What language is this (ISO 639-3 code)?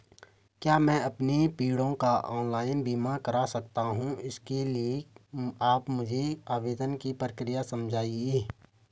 hin